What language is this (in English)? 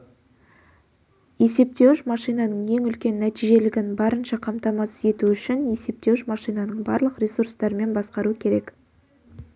Kazakh